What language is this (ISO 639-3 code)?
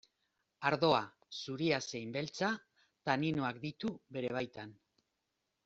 eus